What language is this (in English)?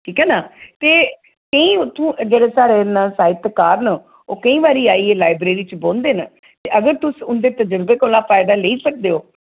Dogri